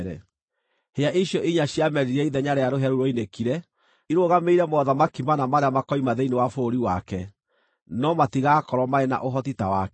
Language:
Kikuyu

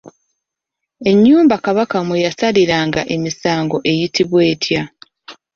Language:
Ganda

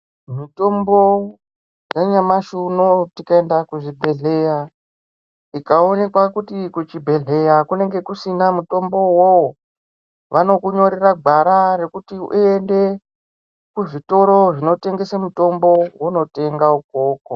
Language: Ndau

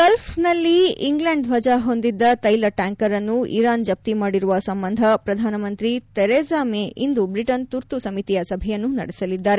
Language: Kannada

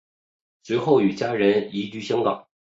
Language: Chinese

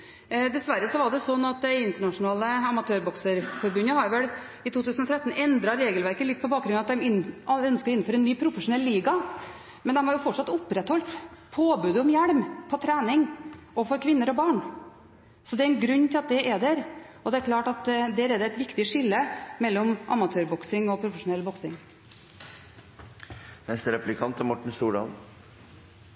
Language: Norwegian Bokmål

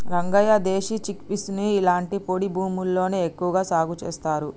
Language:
Telugu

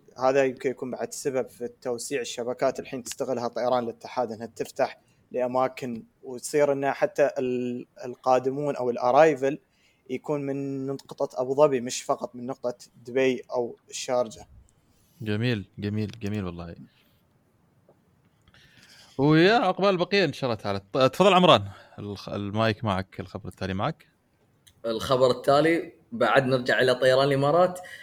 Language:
Arabic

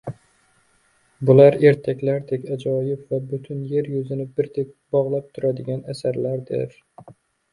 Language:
Uzbek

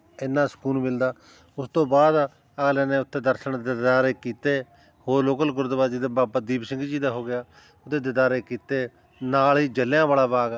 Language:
Punjabi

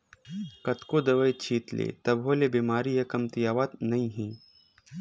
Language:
Chhattisgarhi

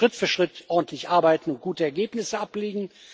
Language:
German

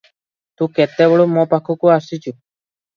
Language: Odia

